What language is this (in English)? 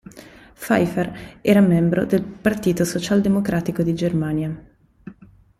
Italian